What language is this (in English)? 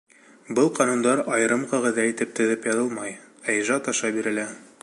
Bashkir